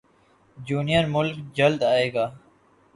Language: Urdu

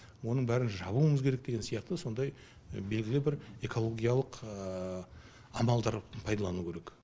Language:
Kazakh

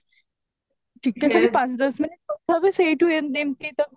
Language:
Odia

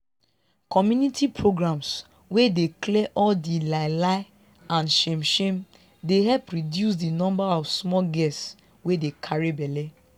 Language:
Nigerian Pidgin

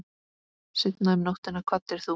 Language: Icelandic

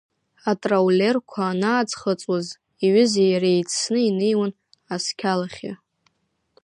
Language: Abkhazian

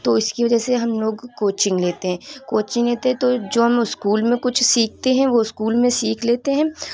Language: Urdu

